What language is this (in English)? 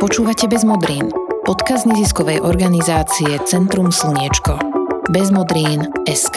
Slovak